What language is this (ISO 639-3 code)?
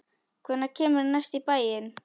isl